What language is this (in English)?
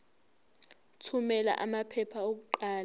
Zulu